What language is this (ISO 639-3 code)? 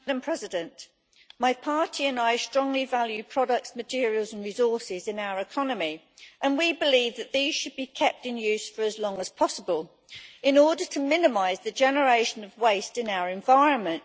eng